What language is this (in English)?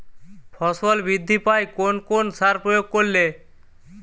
Bangla